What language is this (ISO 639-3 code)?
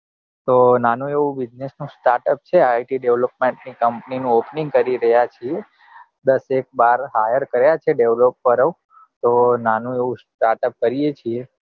guj